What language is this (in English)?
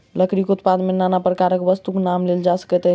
Maithili